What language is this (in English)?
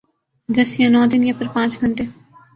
Urdu